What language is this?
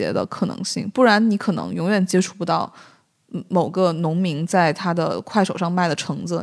Chinese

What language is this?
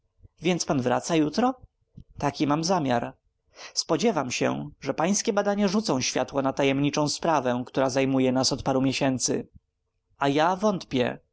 Polish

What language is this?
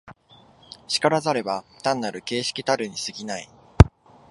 Japanese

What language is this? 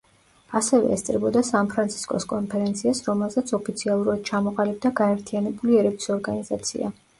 Georgian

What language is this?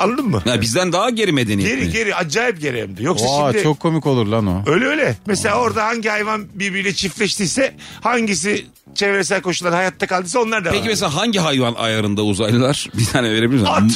Turkish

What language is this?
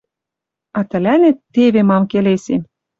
Western Mari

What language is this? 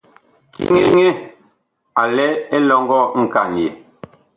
Bakoko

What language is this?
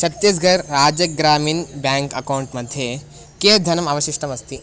Sanskrit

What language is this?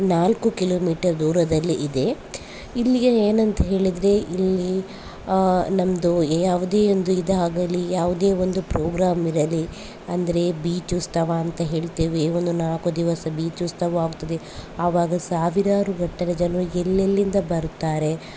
Kannada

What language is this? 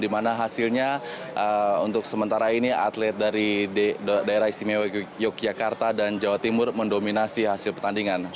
Indonesian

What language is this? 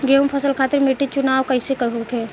Bhojpuri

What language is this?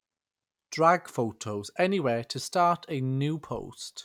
English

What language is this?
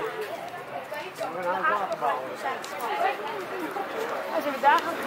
Dutch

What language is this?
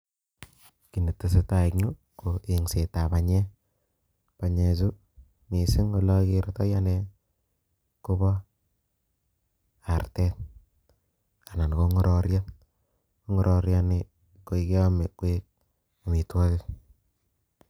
Kalenjin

